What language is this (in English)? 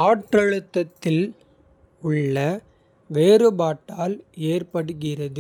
Kota (India)